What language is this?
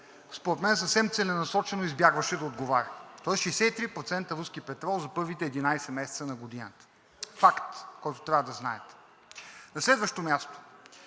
Bulgarian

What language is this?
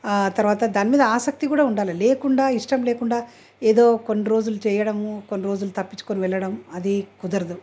Telugu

